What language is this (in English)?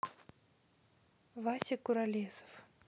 Russian